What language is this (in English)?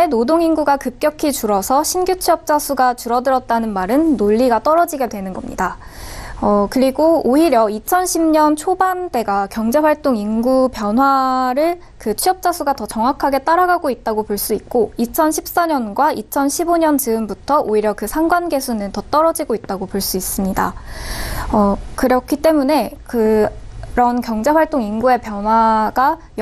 Korean